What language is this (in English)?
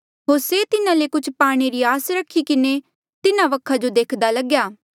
Mandeali